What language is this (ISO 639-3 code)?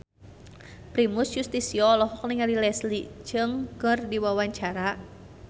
sun